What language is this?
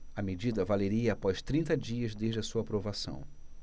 Portuguese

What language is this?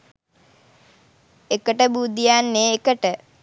Sinhala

